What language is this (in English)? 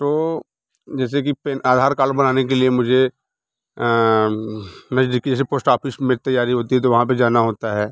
Hindi